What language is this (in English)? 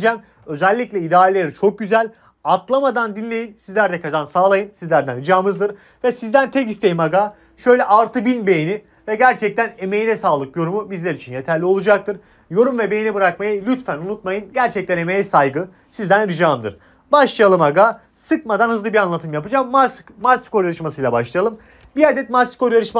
Turkish